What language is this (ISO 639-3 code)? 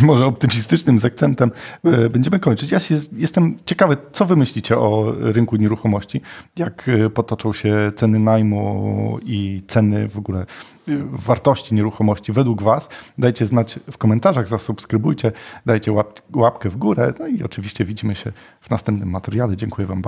pol